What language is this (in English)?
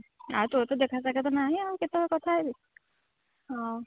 Odia